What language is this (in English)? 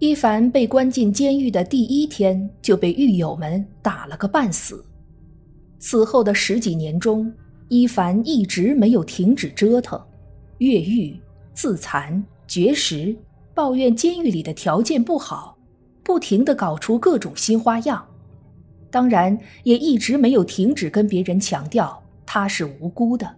Chinese